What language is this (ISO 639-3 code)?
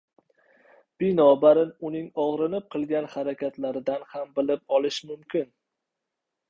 uzb